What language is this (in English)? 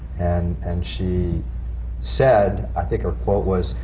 English